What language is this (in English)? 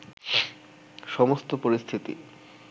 Bangla